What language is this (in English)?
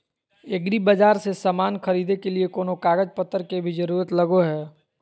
Magahi